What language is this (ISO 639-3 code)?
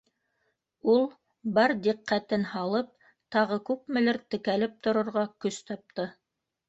bak